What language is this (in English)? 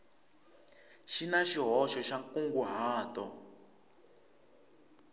Tsonga